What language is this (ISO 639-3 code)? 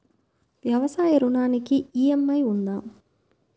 tel